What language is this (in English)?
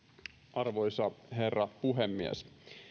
Finnish